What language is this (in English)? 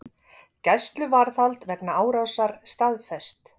Icelandic